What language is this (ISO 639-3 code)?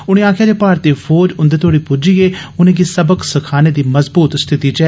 doi